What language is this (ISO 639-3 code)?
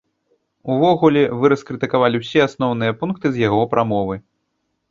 bel